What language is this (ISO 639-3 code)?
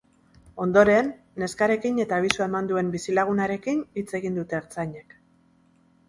eus